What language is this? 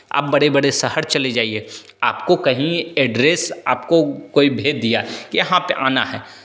Hindi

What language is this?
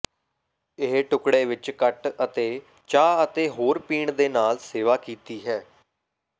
Punjabi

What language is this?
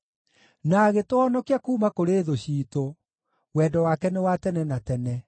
Kikuyu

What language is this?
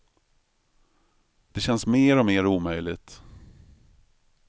Swedish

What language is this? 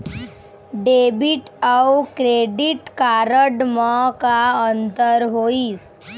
Chhattisgarhi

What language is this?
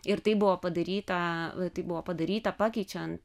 Lithuanian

